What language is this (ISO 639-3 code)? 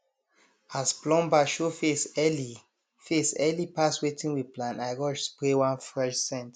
pcm